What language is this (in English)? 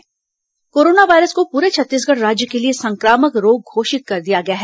Hindi